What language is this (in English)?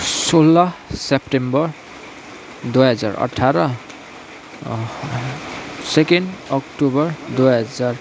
Nepali